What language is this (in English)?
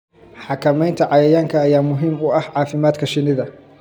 Somali